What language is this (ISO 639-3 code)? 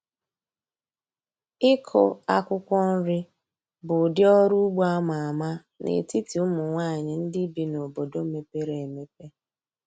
ibo